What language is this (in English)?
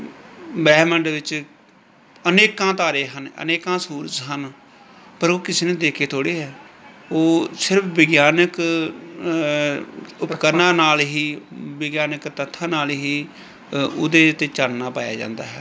Punjabi